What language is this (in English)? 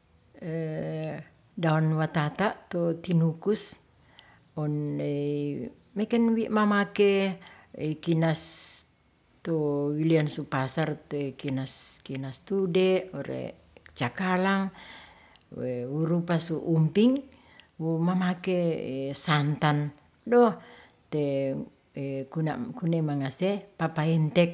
Ratahan